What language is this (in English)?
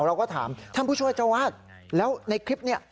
Thai